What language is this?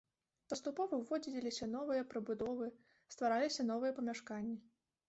Belarusian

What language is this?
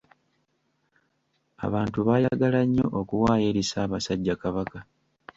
Ganda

